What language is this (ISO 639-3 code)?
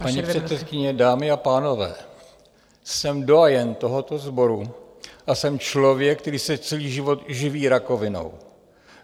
ces